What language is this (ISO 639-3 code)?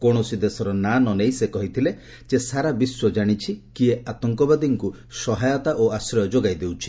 ori